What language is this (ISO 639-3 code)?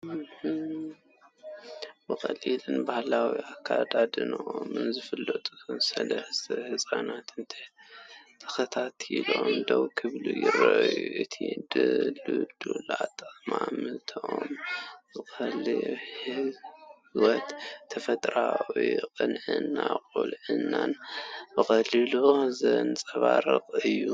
tir